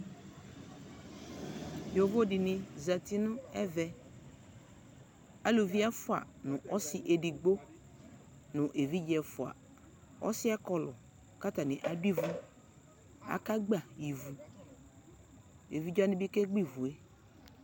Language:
Ikposo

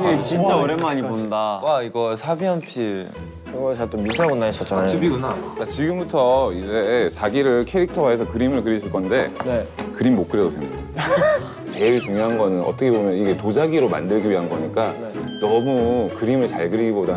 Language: Korean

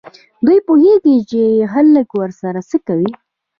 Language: Pashto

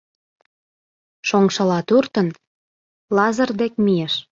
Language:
Mari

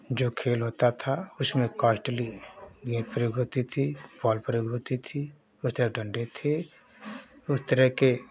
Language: Hindi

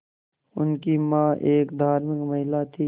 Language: Hindi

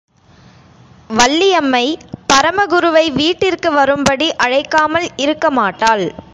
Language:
Tamil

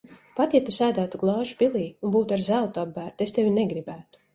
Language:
Latvian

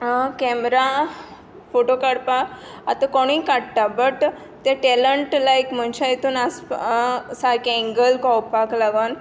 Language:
Konkani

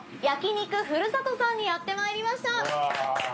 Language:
Japanese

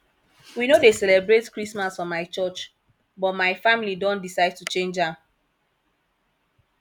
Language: Nigerian Pidgin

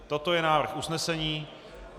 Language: Czech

